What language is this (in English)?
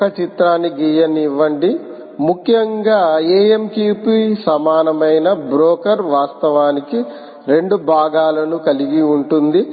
Telugu